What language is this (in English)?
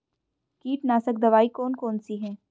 Hindi